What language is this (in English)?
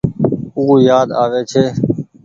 Goaria